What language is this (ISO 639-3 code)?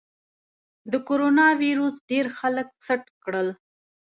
pus